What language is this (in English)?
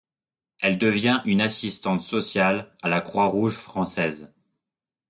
French